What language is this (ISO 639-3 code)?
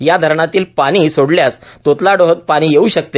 mar